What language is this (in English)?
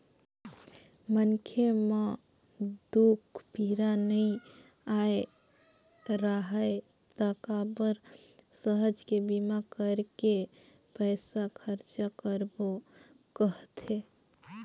Chhattisgarhi